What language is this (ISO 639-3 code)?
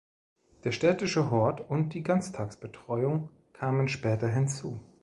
deu